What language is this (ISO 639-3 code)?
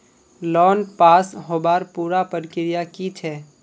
mag